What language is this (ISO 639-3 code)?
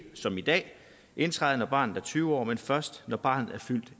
dan